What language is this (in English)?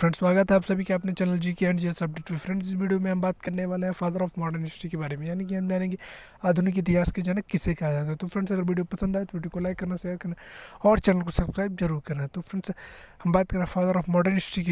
Hindi